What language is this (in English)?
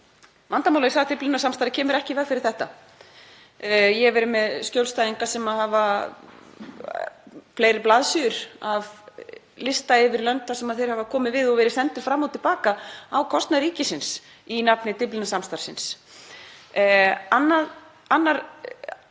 Icelandic